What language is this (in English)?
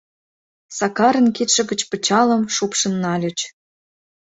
Mari